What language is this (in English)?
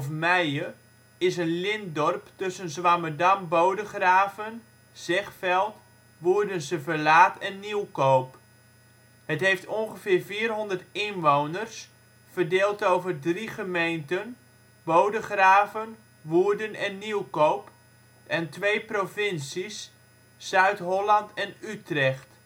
Dutch